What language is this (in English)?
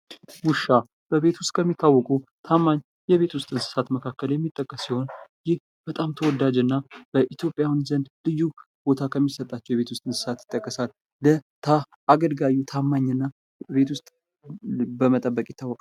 Amharic